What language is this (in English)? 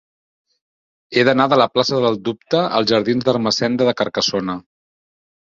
Catalan